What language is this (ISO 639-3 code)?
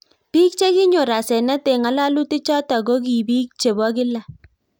kln